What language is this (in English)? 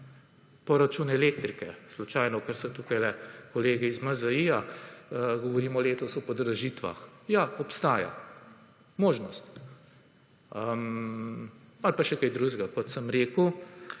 Slovenian